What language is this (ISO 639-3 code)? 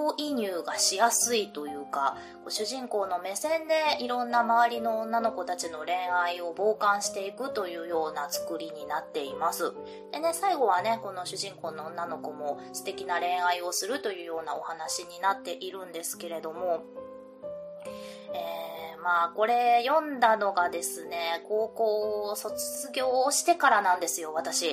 jpn